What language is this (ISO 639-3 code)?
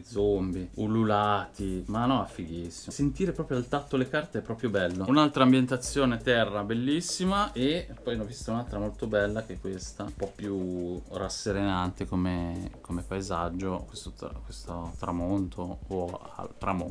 ita